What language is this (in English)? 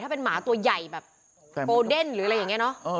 Thai